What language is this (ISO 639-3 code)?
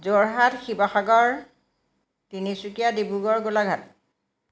asm